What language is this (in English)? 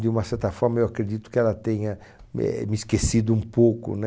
Portuguese